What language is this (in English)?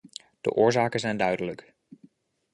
Dutch